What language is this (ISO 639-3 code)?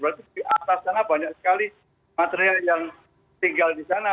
ind